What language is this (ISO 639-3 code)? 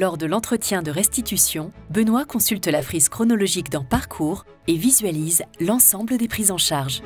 fra